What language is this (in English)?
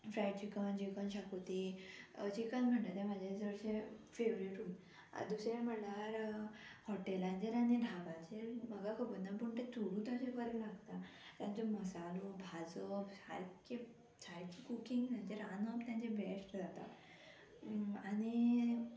Konkani